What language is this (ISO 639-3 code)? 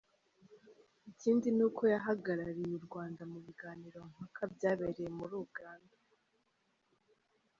kin